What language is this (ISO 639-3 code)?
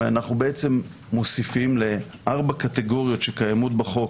heb